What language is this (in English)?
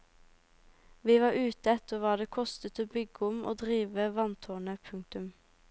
Norwegian